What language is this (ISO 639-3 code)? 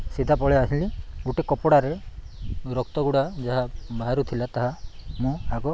ori